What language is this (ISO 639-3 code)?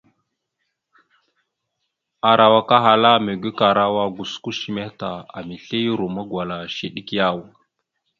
mxu